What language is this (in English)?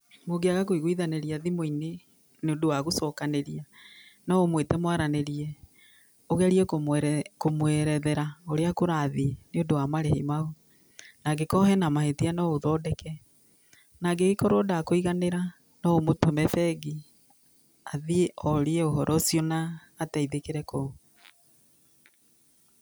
Kikuyu